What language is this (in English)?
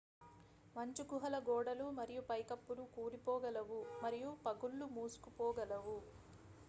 Telugu